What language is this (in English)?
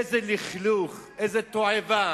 Hebrew